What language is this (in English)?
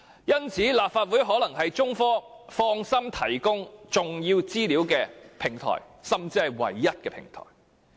Cantonese